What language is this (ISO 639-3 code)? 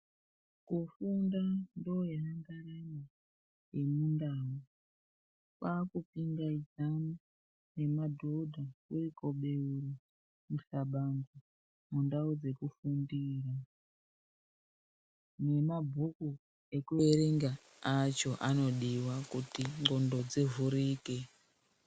ndc